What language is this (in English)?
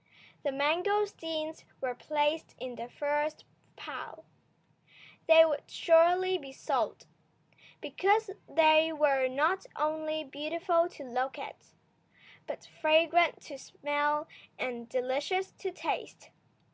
English